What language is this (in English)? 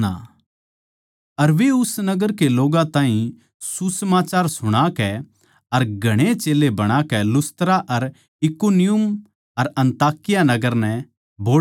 Haryanvi